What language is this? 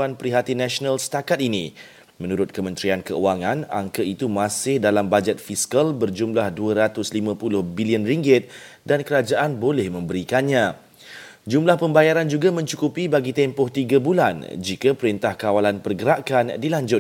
Malay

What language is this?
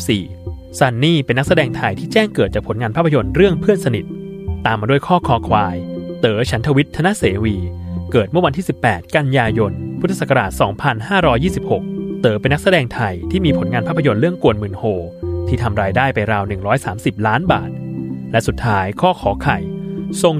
Thai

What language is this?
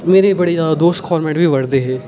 Dogri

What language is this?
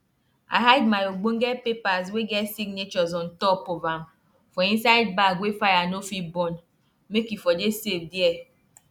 Nigerian Pidgin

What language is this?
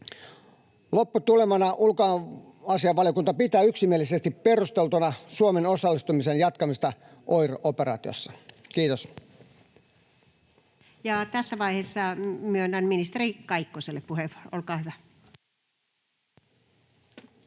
Finnish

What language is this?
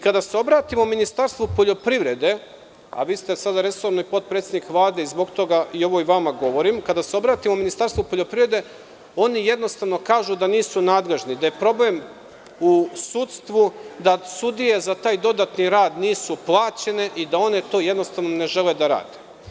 Serbian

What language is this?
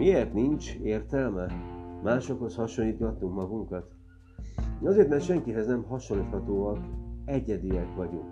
Hungarian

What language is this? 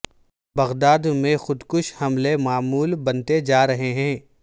Urdu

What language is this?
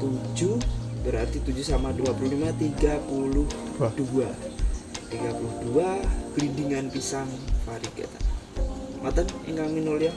Indonesian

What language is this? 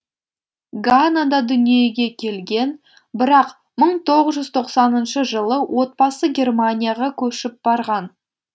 Kazakh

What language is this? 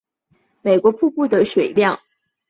Chinese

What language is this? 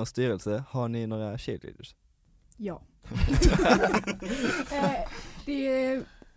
Swedish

